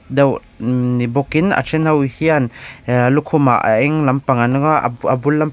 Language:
Mizo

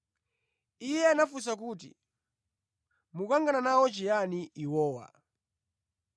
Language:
Nyanja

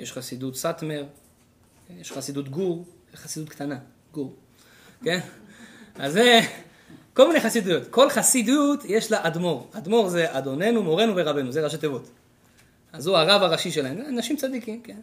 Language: Hebrew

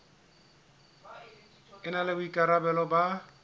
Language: Southern Sotho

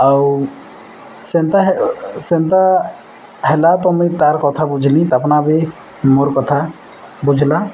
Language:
Odia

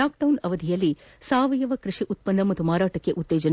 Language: Kannada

